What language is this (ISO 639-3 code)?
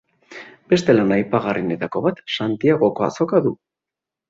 eus